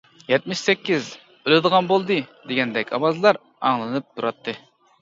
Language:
Uyghur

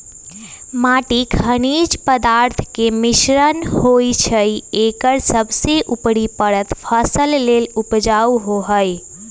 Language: Magahi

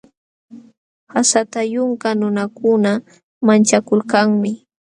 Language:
Jauja Wanca Quechua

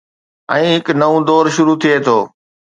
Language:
Sindhi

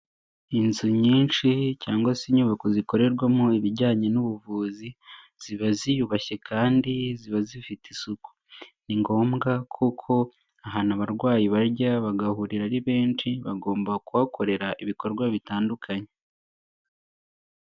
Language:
Kinyarwanda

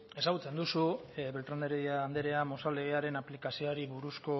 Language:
Basque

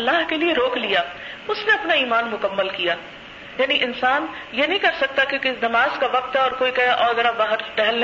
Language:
Urdu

